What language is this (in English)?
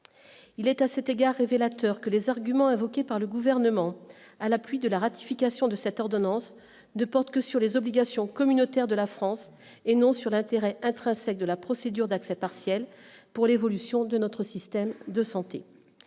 French